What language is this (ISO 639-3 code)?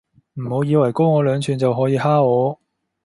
yue